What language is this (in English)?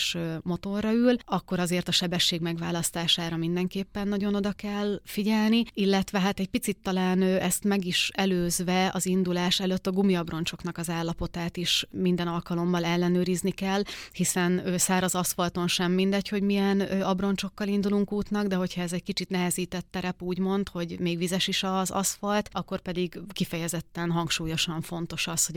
Hungarian